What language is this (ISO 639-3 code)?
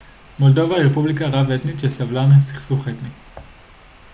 heb